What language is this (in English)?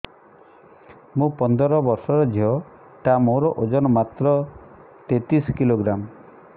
Odia